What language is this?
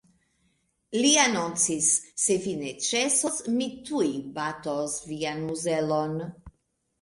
Esperanto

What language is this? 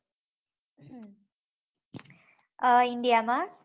Gujarati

